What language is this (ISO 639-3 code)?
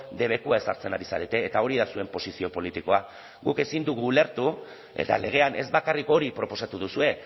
eus